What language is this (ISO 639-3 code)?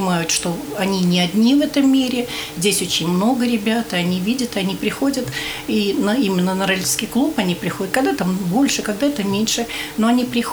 rus